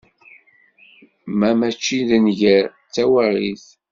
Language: Kabyle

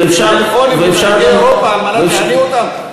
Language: Hebrew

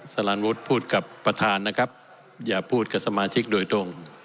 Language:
Thai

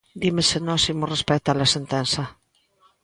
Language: Galician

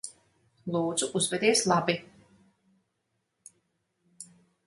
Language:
Latvian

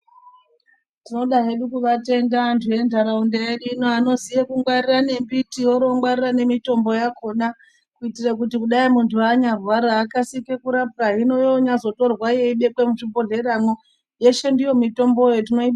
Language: Ndau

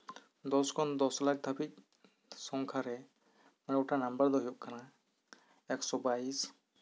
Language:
Santali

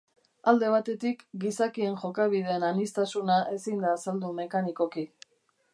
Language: Basque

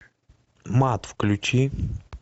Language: Russian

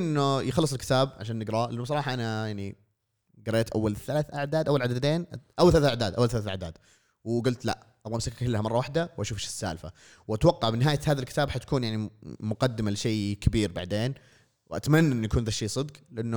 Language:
Arabic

